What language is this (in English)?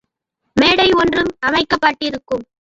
Tamil